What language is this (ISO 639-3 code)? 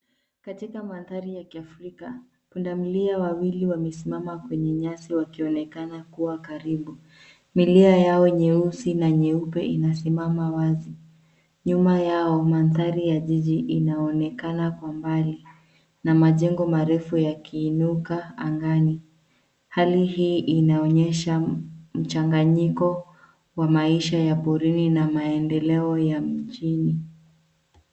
swa